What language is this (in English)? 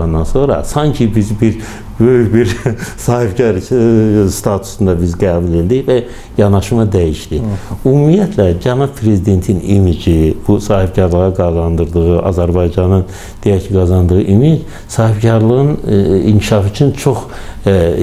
Turkish